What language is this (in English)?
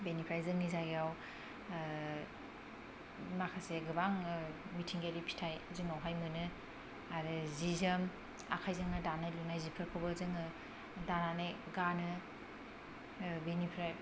Bodo